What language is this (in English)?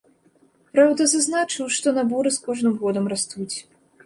Belarusian